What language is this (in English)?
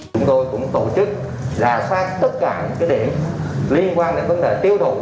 Vietnamese